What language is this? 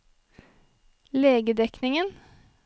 Norwegian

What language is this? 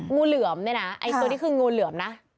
Thai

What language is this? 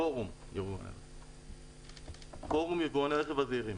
Hebrew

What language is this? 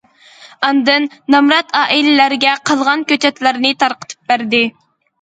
Uyghur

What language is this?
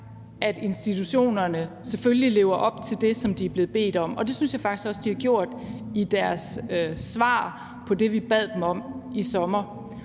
Danish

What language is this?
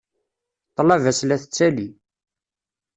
Kabyle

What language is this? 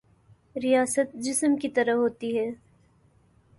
Urdu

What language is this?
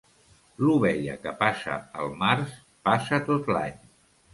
Catalan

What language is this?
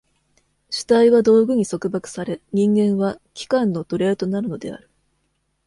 Japanese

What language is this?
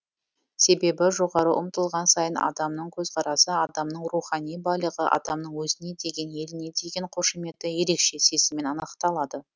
Kazakh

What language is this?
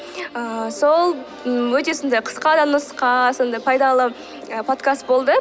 Kazakh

